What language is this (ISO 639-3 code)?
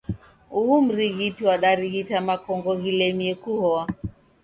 dav